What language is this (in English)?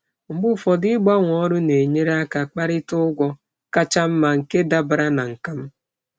Igbo